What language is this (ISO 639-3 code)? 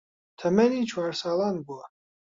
ckb